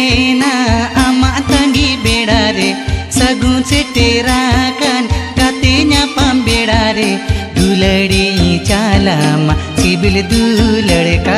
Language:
Indonesian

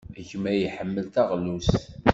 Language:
Kabyle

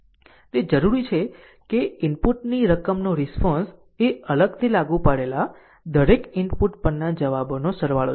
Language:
Gujarati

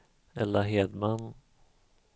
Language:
Swedish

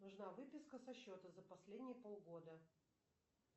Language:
Russian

